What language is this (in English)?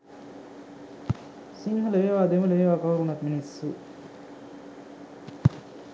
Sinhala